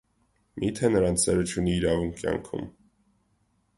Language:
Armenian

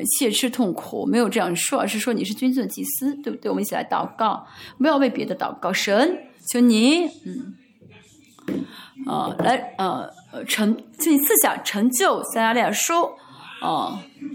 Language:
Chinese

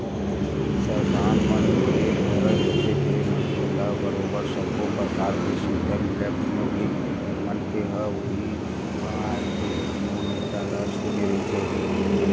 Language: Chhattisgarhi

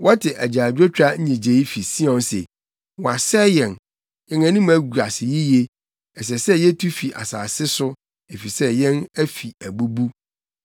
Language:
Akan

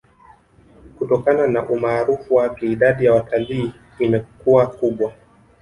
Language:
Swahili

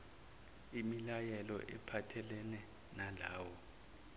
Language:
Zulu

